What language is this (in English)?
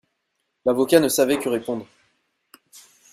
French